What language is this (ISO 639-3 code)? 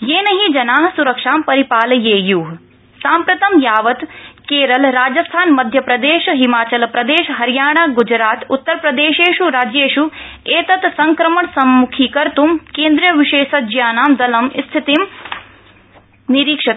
san